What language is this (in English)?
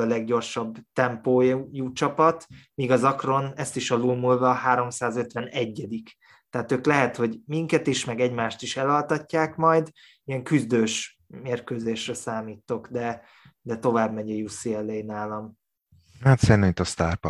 Hungarian